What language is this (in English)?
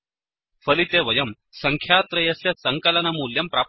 Sanskrit